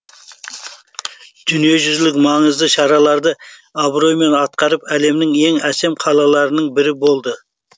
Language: Kazakh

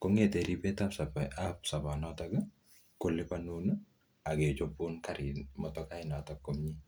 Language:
Kalenjin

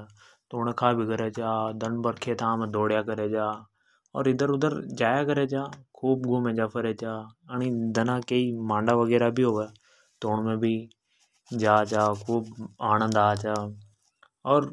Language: Hadothi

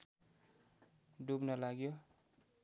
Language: Nepali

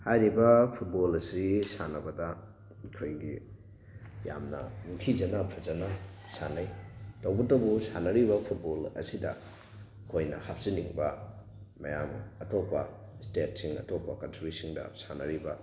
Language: Manipuri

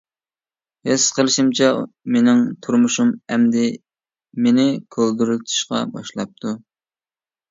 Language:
Uyghur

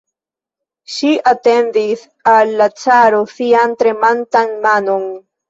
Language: Esperanto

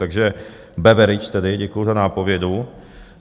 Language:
Czech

